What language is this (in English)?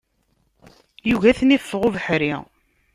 Kabyle